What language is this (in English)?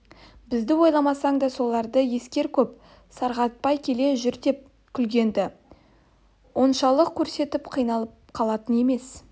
Kazakh